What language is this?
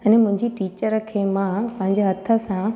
Sindhi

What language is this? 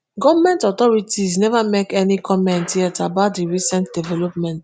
Nigerian Pidgin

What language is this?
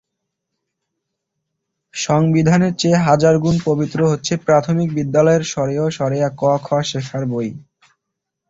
Bangla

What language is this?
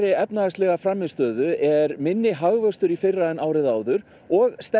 Icelandic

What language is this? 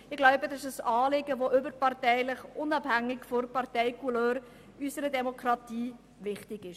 Swiss German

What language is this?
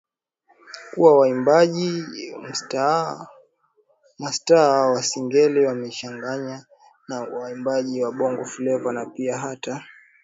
Swahili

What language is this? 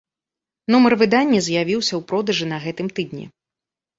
Belarusian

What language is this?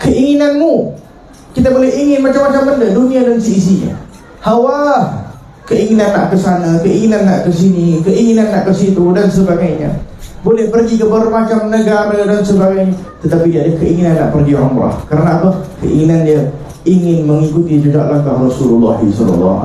Malay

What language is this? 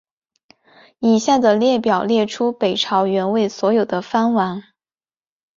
Chinese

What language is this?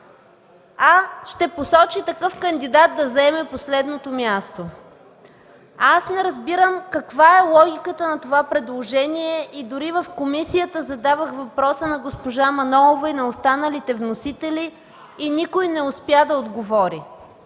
Bulgarian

